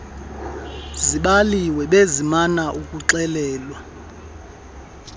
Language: Xhosa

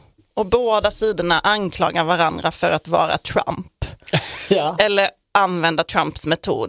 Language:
Swedish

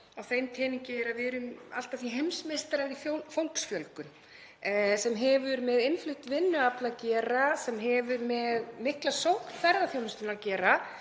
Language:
Icelandic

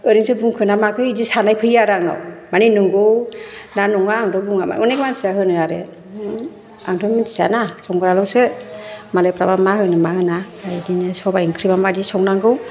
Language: Bodo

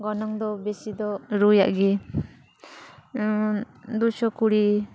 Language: Santali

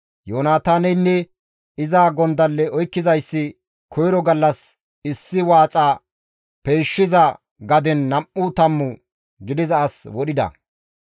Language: Gamo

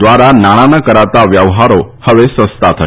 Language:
Gujarati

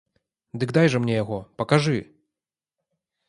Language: Belarusian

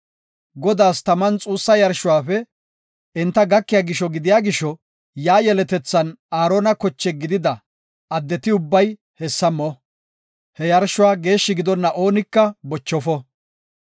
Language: Gofa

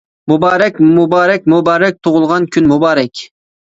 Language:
Uyghur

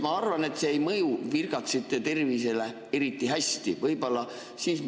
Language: Estonian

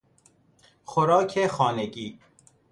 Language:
Persian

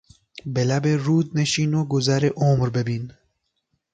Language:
Persian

